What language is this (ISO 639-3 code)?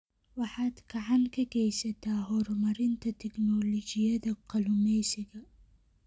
som